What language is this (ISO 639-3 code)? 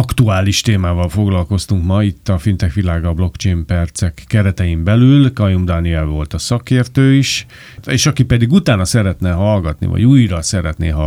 hun